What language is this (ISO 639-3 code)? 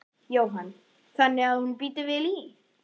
isl